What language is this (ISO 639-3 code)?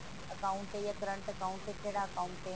pan